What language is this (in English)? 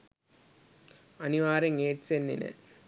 Sinhala